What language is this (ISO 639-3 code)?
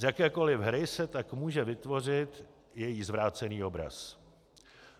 ces